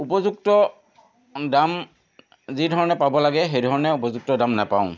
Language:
Assamese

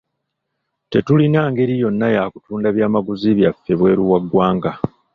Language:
Ganda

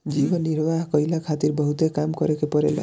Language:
Bhojpuri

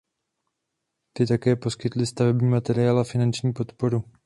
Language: Czech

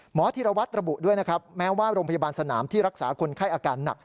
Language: Thai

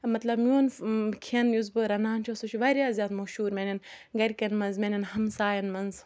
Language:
Kashmiri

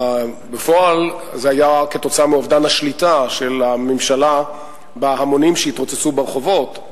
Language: Hebrew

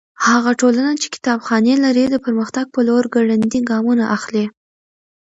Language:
Pashto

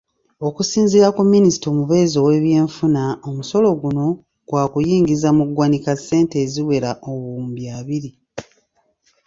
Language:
Ganda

